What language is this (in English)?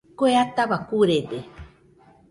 Nüpode Huitoto